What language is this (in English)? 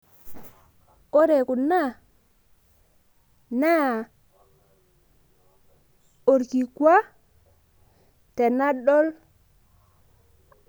Masai